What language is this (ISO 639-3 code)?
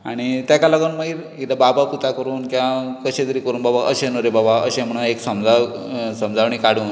kok